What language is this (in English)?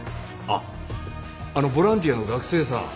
Japanese